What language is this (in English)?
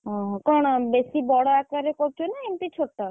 Odia